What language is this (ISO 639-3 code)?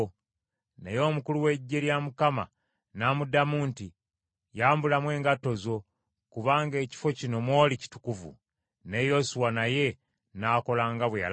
lug